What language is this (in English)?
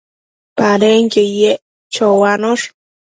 Matsés